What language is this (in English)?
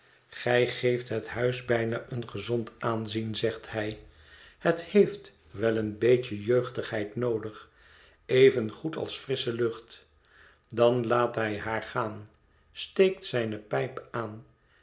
Dutch